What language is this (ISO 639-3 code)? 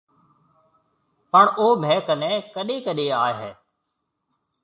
mve